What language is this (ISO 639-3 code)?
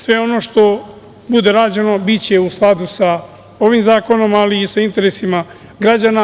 srp